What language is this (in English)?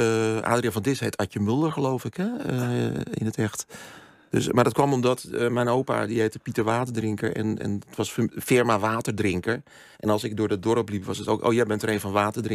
Dutch